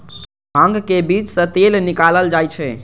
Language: Maithili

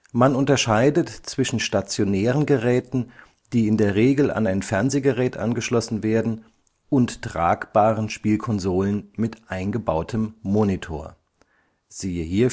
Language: German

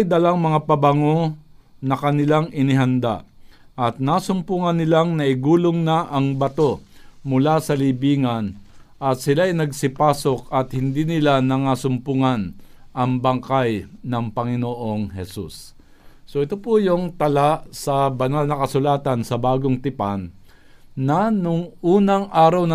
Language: Filipino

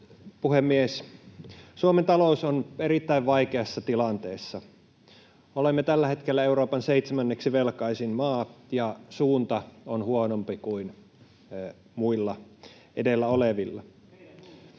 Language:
Finnish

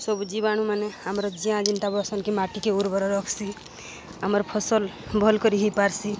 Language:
Odia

